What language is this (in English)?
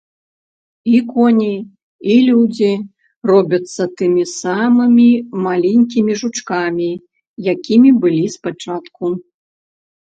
Belarusian